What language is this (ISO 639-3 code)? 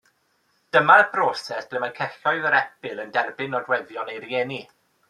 cym